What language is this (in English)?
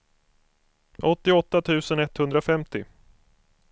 Swedish